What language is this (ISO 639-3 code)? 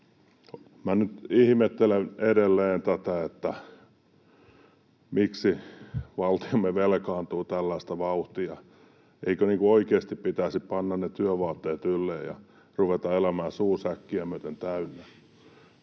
fin